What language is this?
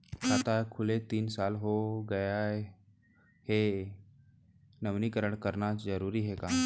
Chhattisgarhi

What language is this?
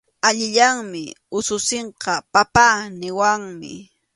Arequipa-La Unión Quechua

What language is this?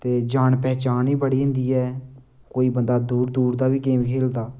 Dogri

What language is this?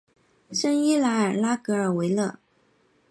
Chinese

